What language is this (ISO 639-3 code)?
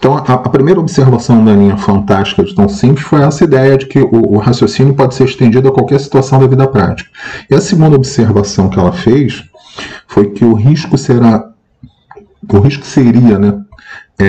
por